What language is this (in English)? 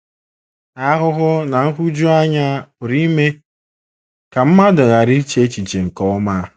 Igbo